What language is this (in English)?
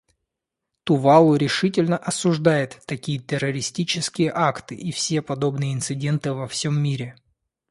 Russian